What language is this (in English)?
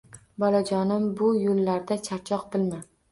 Uzbek